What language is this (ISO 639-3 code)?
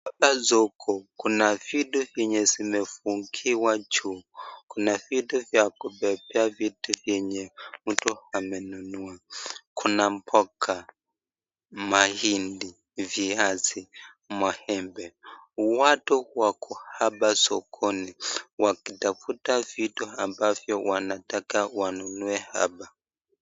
swa